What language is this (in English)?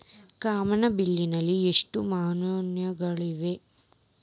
Kannada